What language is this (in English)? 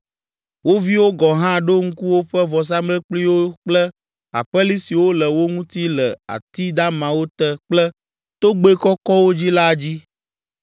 Ewe